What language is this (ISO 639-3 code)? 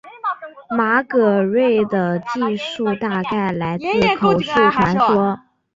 zho